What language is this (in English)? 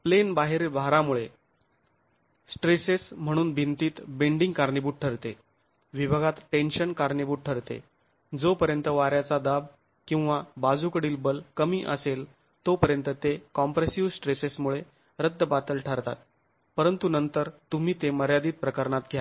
Marathi